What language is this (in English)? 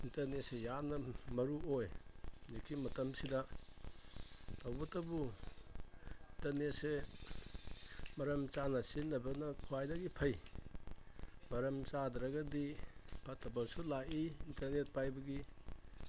Manipuri